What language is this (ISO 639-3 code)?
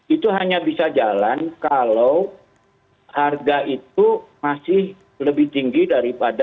ind